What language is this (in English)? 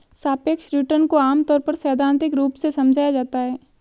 Hindi